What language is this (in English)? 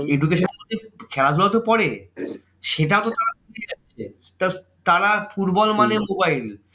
Bangla